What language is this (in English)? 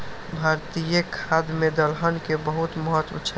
Maithili